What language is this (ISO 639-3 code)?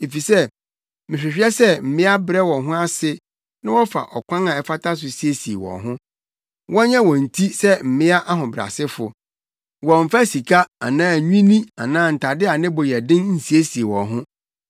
aka